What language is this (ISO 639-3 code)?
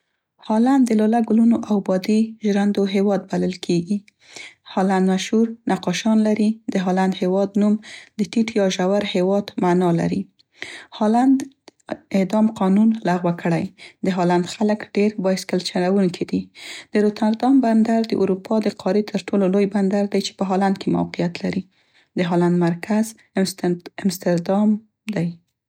pst